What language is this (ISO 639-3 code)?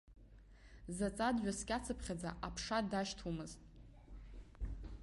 abk